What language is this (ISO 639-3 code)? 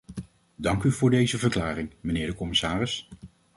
nld